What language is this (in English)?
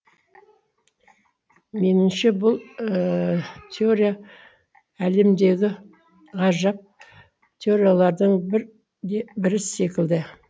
Kazakh